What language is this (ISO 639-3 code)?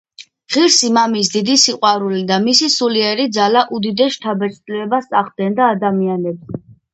kat